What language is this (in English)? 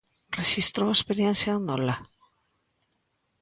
Galician